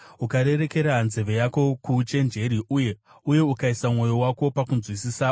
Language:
Shona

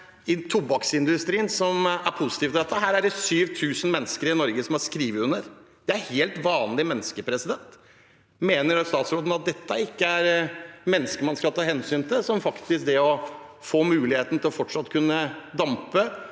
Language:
Norwegian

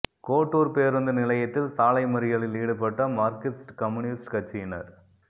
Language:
Tamil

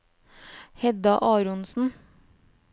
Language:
Norwegian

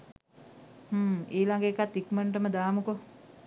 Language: Sinhala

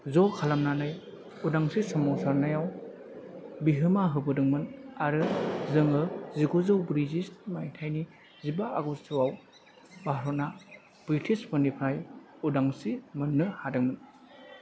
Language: Bodo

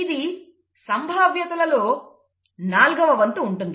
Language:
Telugu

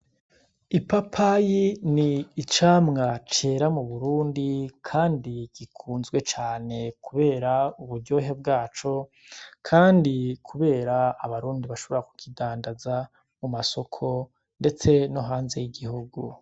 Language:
Rundi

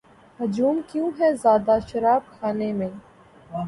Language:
Urdu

